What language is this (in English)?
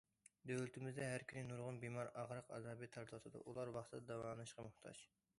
Uyghur